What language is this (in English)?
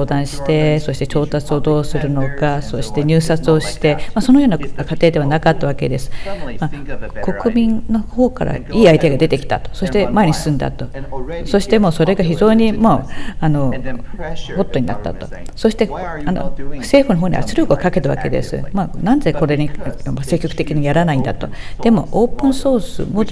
Japanese